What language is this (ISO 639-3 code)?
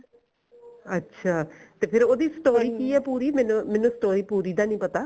pan